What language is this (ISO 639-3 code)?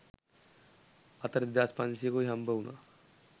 sin